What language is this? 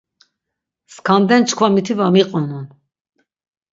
Laz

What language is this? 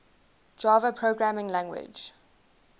English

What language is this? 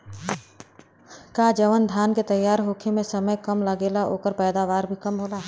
Bhojpuri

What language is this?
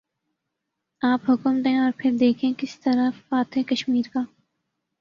Urdu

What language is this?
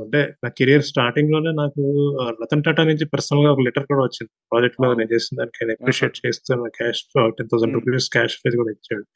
Telugu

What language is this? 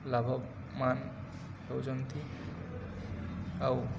Odia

